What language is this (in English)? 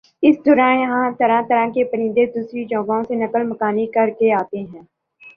Urdu